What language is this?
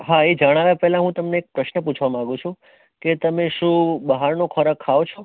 Gujarati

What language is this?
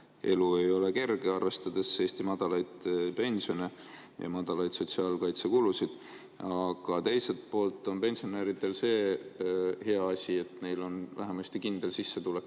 Estonian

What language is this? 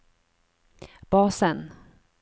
Norwegian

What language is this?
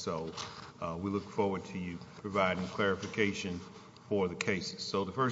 English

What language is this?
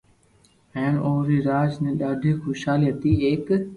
Loarki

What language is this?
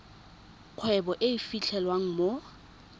Tswana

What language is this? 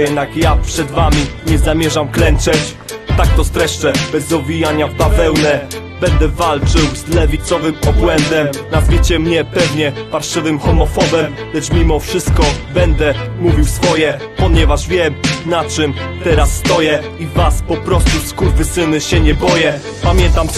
Polish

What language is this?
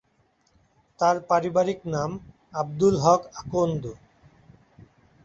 Bangla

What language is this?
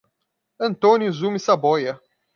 Portuguese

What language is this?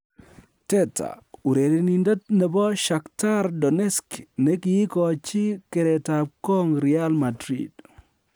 Kalenjin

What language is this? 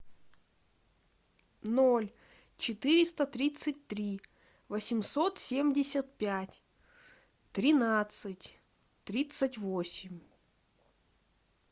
Russian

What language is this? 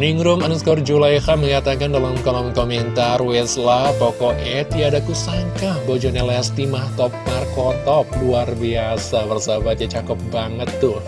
Indonesian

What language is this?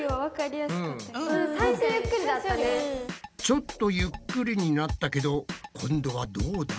Japanese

